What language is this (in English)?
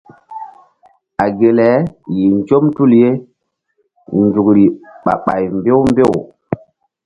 Mbum